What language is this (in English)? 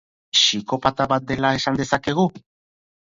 Basque